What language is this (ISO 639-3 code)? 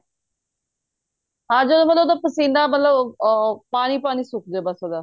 pan